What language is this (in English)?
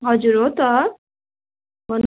Nepali